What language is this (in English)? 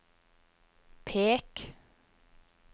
Norwegian